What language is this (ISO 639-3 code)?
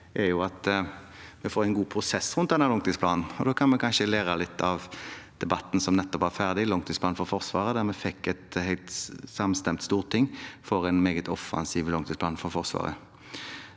nor